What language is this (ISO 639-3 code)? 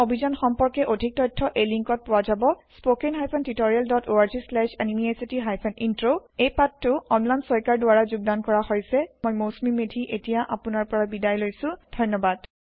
asm